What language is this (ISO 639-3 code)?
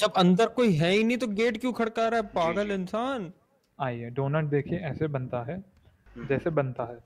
hin